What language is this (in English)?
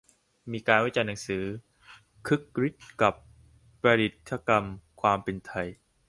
Thai